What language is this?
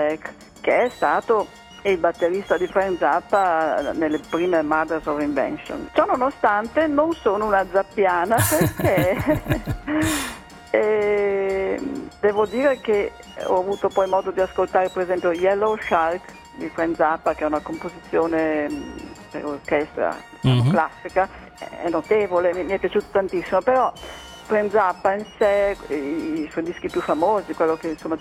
Italian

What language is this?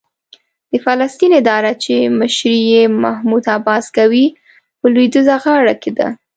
Pashto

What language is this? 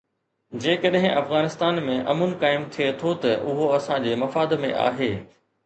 Sindhi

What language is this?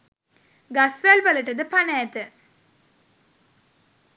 Sinhala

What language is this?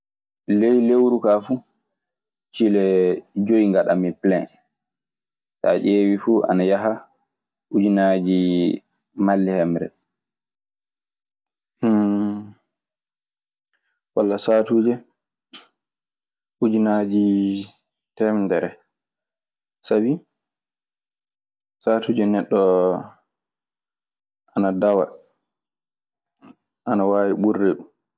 Maasina Fulfulde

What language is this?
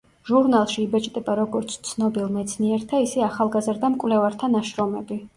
Georgian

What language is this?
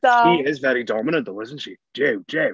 Welsh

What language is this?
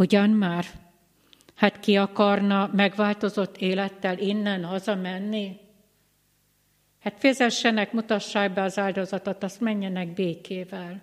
Hungarian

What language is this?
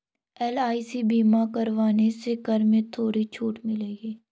Hindi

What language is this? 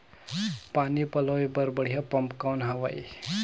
Chhattisgarhi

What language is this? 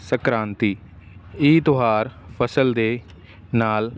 Punjabi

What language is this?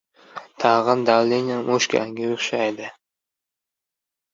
Uzbek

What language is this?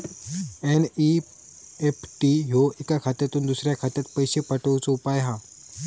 Marathi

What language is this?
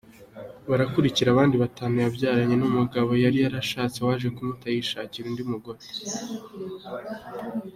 Kinyarwanda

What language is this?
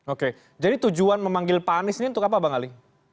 Indonesian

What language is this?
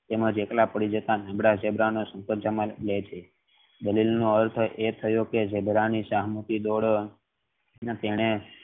Gujarati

